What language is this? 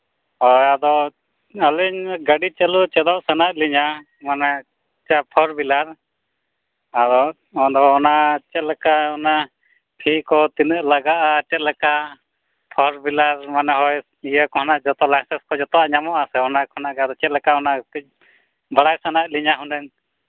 Santali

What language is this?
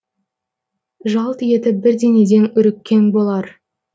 Kazakh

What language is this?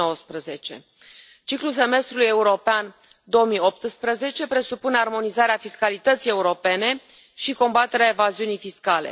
Romanian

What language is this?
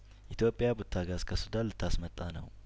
Amharic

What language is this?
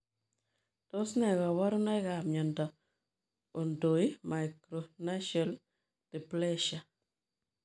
Kalenjin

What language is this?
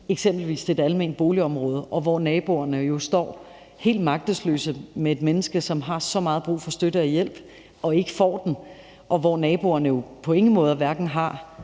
Danish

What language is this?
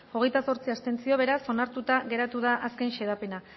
Basque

